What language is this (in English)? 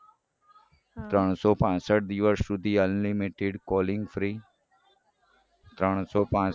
Gujarati